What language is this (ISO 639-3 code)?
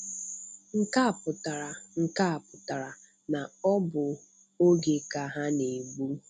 ibo